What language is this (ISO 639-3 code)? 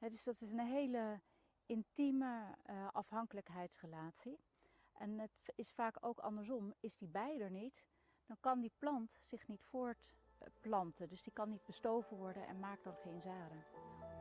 rus